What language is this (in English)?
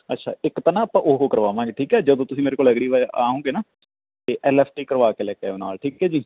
Punjabi